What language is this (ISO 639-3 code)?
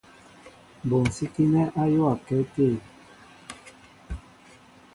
mbo